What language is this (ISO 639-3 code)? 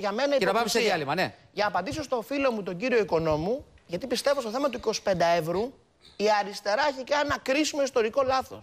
ell